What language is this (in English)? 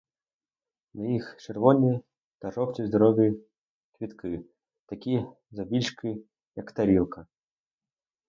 Ukrainian